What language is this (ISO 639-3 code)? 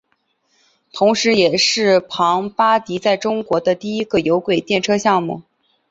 zho